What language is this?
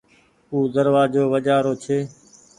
Goaria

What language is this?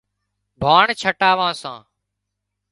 Wadiyara Koli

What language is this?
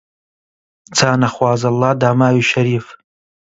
Central Kurdish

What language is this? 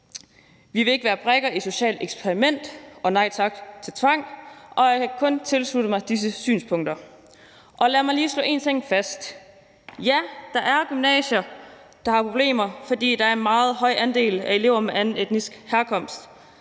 Danish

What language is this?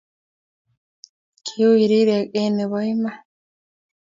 Kalenjin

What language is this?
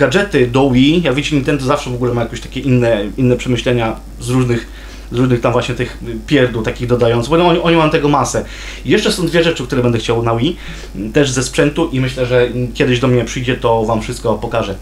Polish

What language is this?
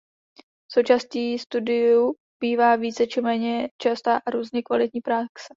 Czech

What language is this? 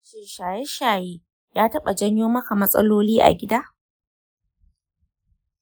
Hausa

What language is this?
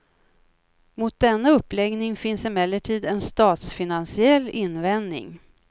Swedish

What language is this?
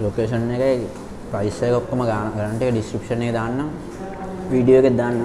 Thai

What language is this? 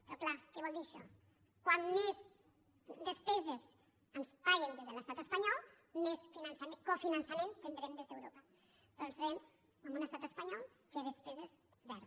Catalan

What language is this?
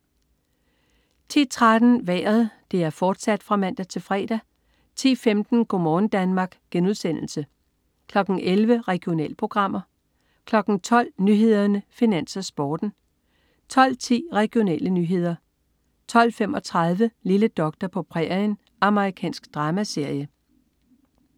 Danish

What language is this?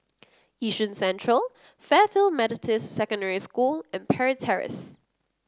English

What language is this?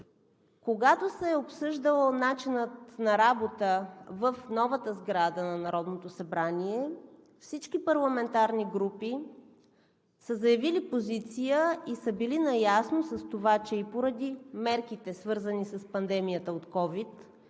Bulgarian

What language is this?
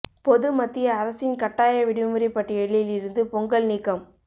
Tamil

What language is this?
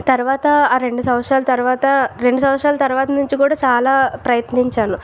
Telugu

